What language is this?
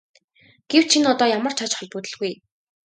Mongolian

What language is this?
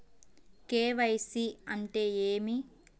Telugu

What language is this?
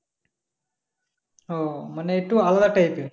Bangla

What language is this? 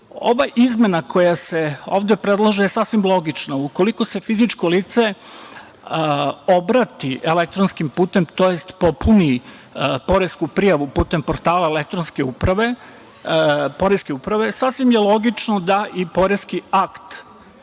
Serbian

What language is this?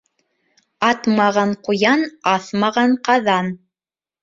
Bashkir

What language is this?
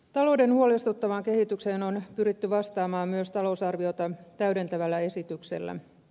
Finnish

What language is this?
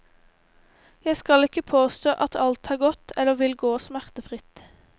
Norwegian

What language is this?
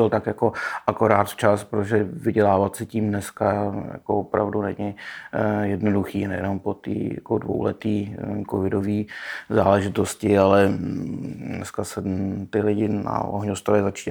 Czech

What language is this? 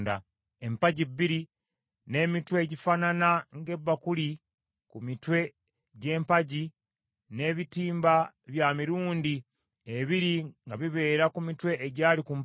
Ganda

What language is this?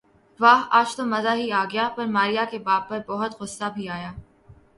Urdu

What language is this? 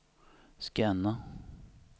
Swedish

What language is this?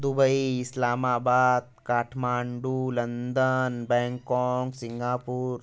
Hindi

